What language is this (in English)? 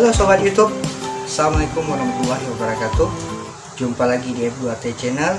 Indonesian